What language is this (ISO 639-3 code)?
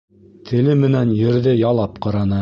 bak